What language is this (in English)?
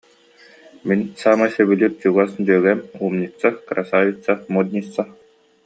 Yakut